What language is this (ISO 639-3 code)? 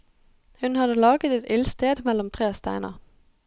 nor